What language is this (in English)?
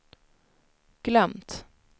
Swedish